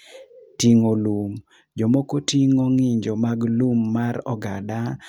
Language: Luo (Kenya and Tanzania)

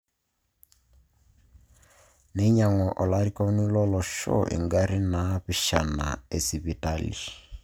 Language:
Masai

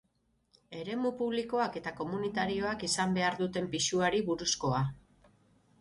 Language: Basque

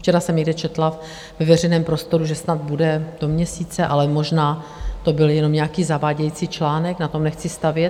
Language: Czech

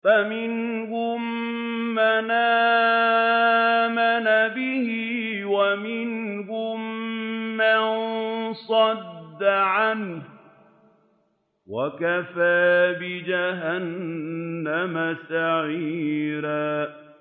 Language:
Arabic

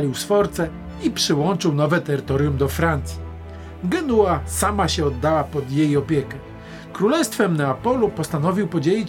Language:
Polish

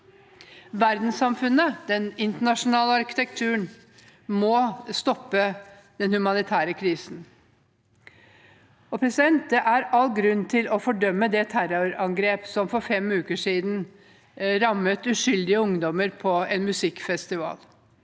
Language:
Norwegian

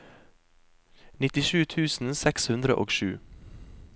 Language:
Norwegian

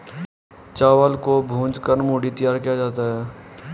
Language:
Hindi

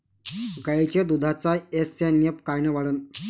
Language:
Marathi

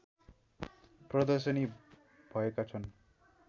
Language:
Nepali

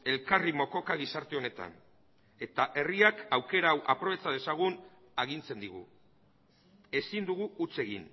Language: Basque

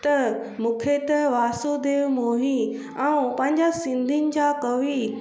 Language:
Sindhi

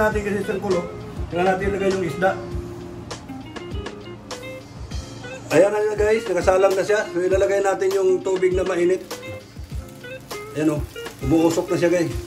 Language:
Filipino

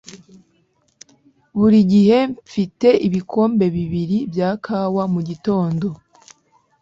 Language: Kinyarwanda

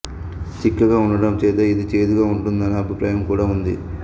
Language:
Telugu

